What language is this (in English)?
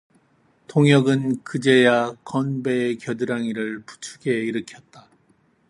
Korean